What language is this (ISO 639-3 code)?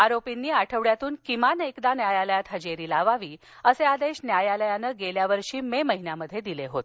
mar